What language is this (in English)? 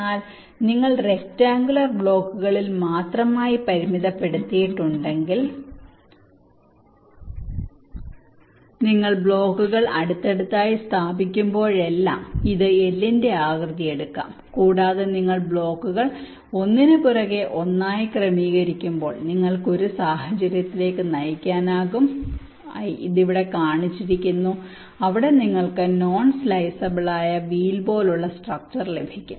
Malayalam